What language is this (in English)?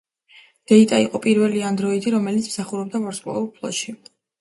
Georgian